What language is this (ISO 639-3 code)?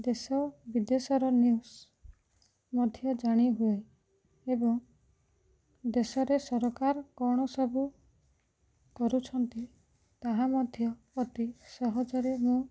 ori